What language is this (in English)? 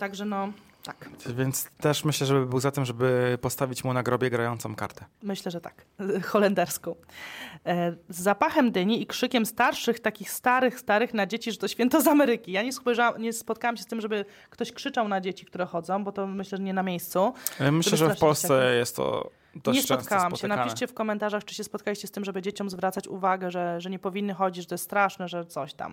Polish